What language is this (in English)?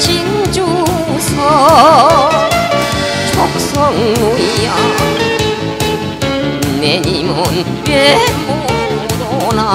Korean